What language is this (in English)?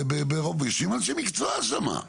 Hebrew